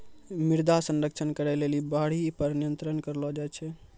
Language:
Maithili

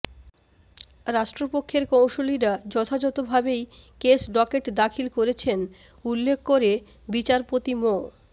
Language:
Bangla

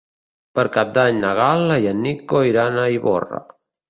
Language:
Catalan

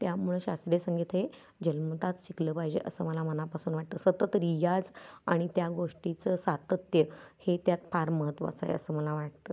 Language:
Marathi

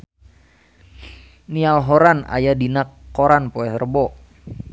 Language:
Sundanese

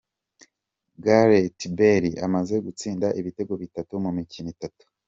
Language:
Kinyarwanda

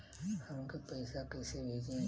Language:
Bhojpuri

